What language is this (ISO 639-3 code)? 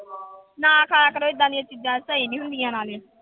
pan